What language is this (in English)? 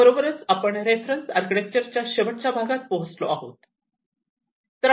Marathi